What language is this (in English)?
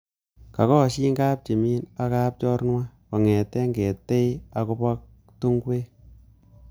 Kalenjin